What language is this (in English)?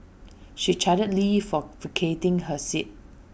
English